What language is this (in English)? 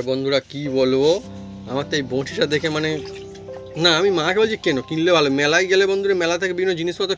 Korean